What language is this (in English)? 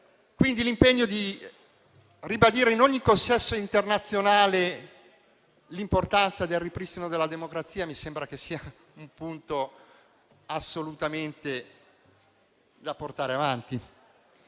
Italian